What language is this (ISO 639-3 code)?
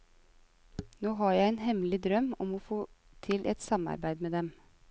nor